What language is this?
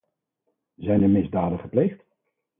Dutch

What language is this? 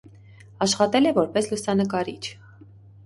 Armenian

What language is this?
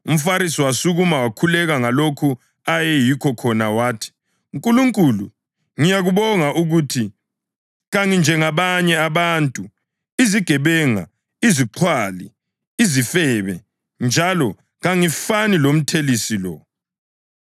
North Ndebele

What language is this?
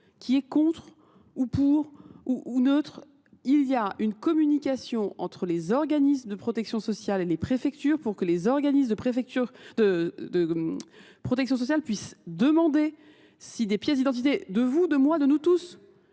French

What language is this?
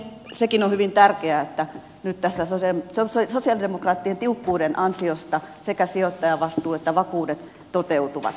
Finnish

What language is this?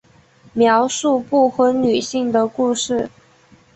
Chinese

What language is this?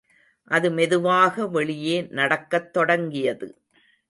Tamil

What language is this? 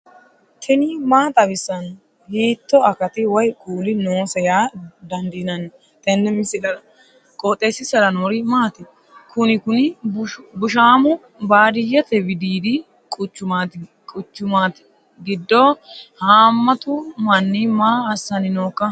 Sidamo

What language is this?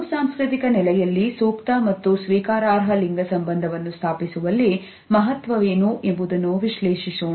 Kannada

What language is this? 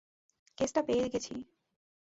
Bangla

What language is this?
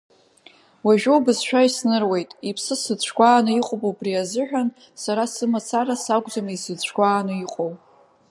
Abkhazian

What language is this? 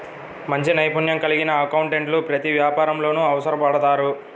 Telugu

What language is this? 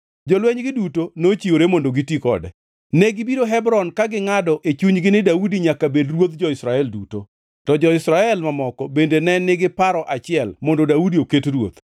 Luo (Kenya and Tanzania)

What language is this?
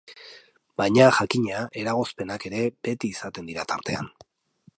Basque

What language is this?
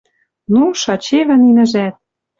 Western Mari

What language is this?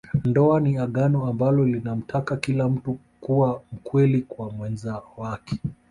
Swahili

